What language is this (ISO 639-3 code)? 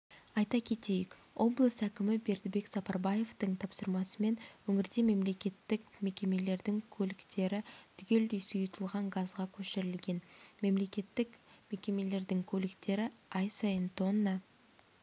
kaz